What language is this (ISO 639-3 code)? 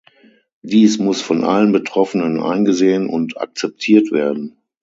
deu